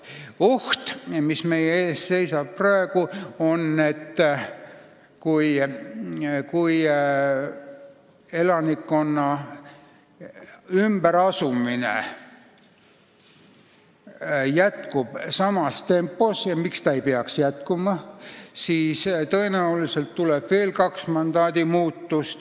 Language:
Estonian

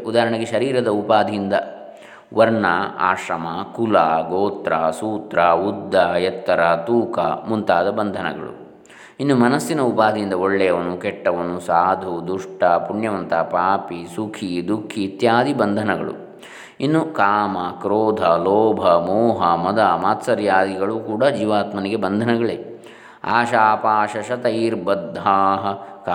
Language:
Kannada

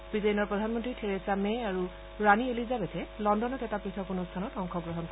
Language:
Assamese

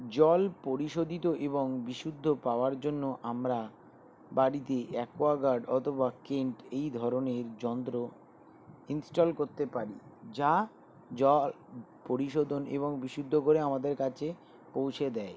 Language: Bangla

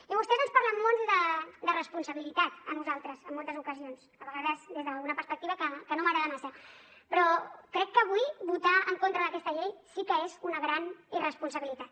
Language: Catalan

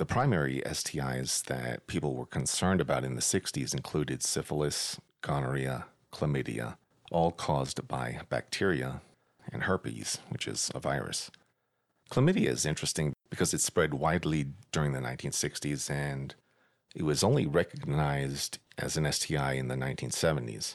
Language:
English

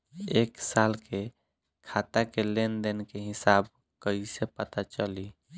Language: Bhojpuri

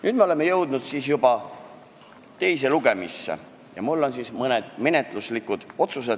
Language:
Estonian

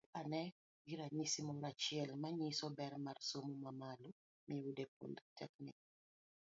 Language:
Luo (Kenya and Tanzania)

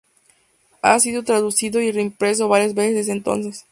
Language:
Spanish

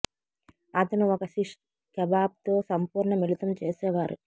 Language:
Telugu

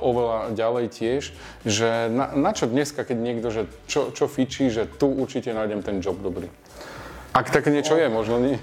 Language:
Slovak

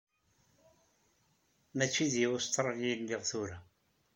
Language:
Kabyle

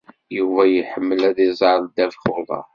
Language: Kabyle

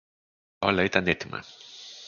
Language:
Greek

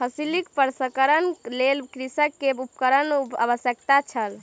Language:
Maithili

